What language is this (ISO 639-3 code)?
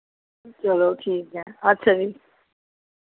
doi